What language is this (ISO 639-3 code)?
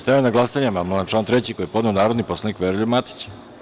srp